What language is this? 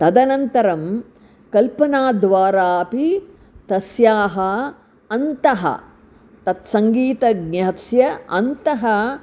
Sanskrit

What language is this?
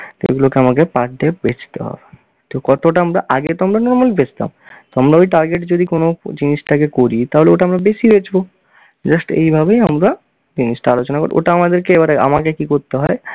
Bangla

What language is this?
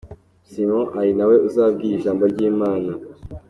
Kinyarwanda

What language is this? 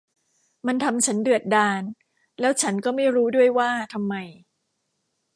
Thai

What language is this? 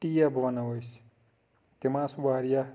Kashmiri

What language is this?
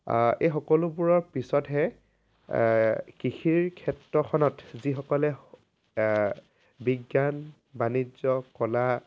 Assamese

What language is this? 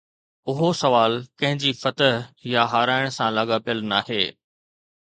Sindhi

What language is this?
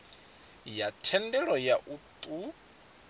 Venda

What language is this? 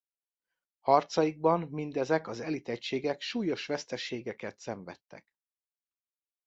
Hungarian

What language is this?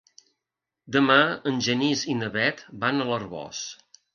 Catalan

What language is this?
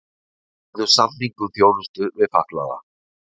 Icelandic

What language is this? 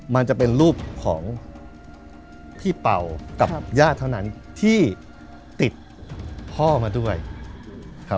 Thai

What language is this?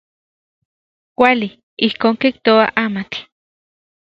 Central Puebla Nahuatl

